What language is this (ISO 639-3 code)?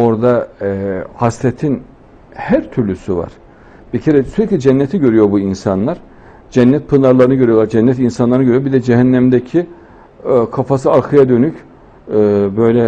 tur